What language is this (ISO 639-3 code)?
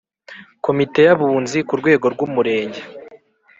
kin